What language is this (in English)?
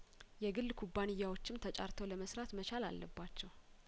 Amharic